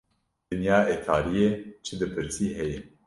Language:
Kurdish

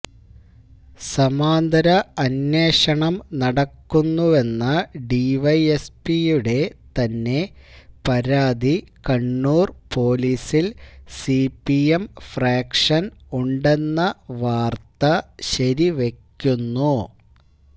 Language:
Malayalam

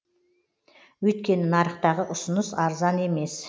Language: Kazakh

